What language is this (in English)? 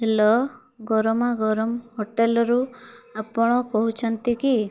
Odia